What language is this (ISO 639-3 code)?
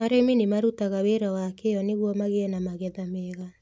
kik